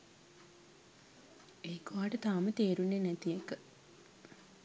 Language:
Sinhala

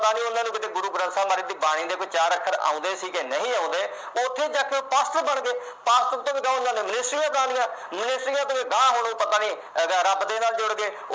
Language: Punjabi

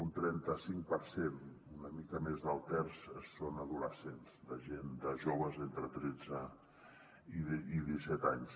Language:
Catalan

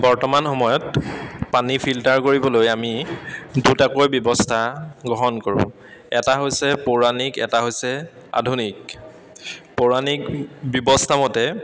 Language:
Assamese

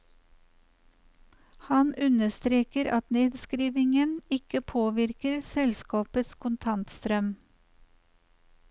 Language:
Norwegian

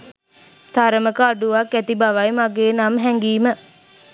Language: Sinhala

